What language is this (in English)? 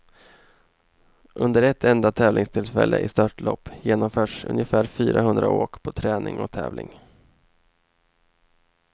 Swedish